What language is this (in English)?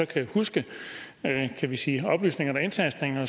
Danish